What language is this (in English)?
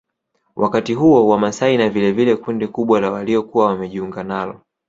Swahili